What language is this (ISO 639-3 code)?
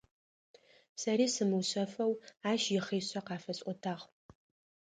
ady